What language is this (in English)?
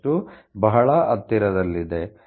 Kannada